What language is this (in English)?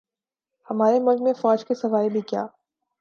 Urdu